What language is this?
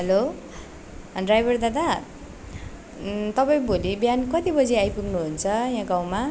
Nepali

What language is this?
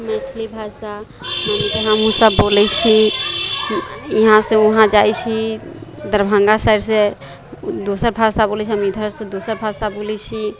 Maithili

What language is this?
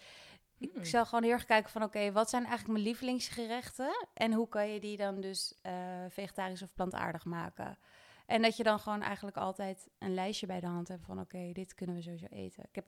Dutch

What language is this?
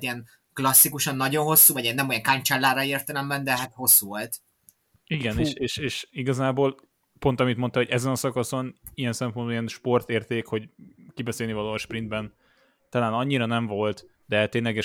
Hungarian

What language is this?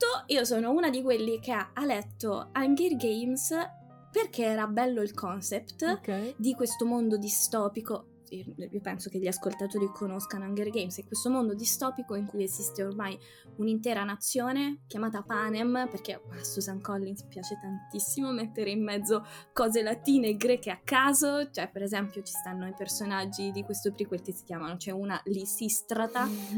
Italian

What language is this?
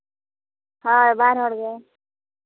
Santali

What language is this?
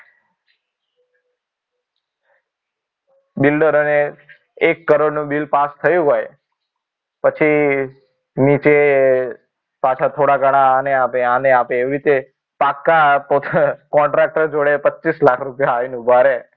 Gujarati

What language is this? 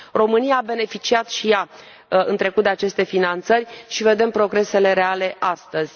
Romanian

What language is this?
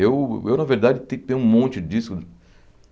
Portuguese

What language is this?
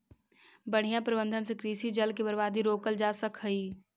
Magahi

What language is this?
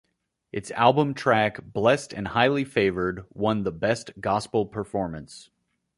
English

